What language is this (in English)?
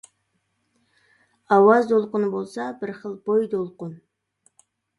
Uyghur